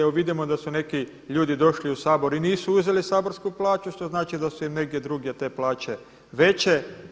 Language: Croatian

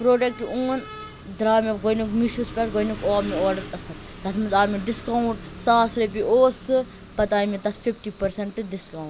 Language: Kashmiri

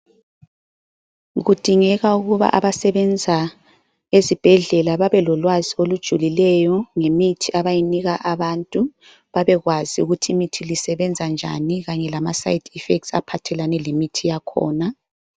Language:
North Ndebele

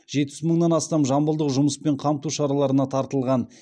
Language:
Kazakh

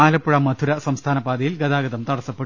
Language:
Malayalam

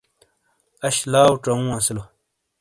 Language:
Shina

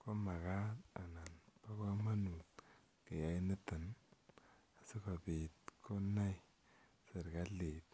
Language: Kalenjin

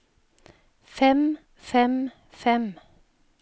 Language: Norwegian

